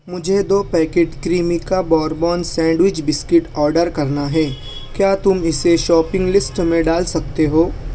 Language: Urdu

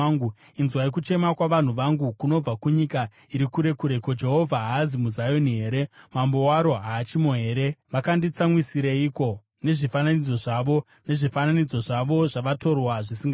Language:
Shona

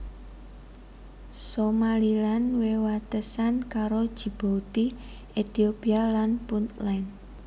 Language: Javanese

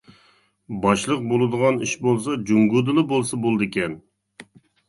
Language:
Uyghur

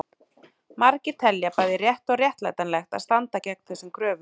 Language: Icelandic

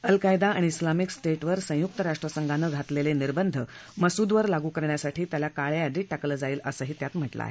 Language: Marathi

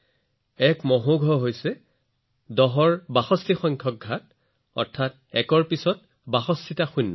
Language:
Assamese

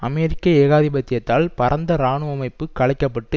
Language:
Tamil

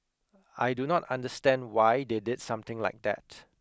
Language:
English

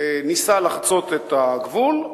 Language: Hebrew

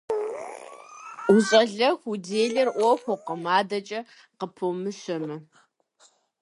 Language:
Kabardian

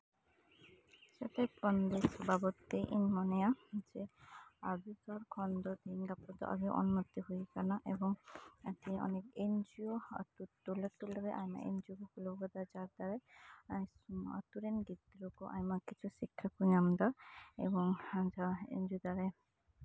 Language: Santali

